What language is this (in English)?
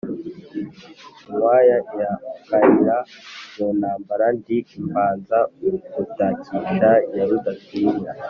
Kinyarwanda